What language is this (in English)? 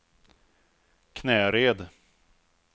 Swedish